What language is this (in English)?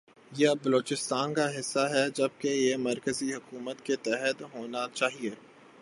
Urdu